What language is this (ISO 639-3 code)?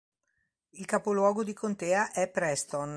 ita